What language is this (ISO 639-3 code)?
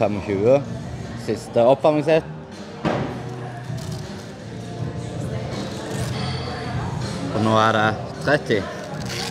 nor